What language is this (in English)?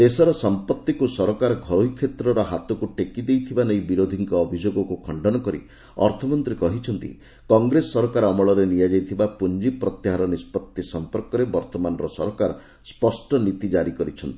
Odia